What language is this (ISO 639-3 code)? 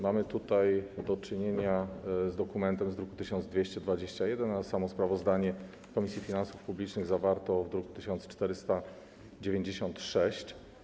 pol